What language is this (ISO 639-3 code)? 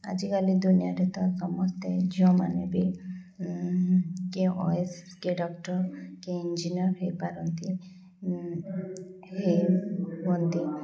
ori